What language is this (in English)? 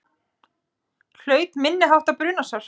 Icelandic